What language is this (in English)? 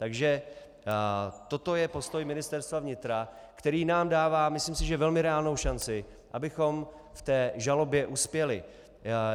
Czech